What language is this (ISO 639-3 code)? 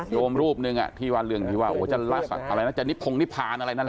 tha